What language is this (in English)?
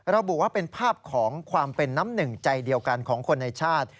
Thai